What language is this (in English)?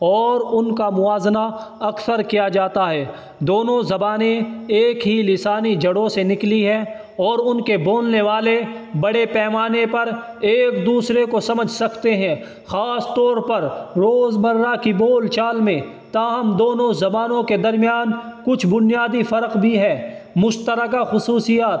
Urdu